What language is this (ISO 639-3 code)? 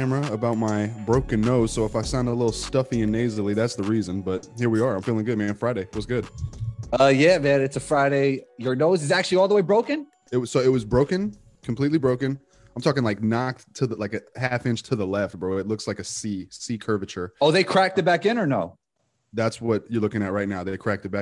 eng